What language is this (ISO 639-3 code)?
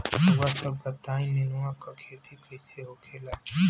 bho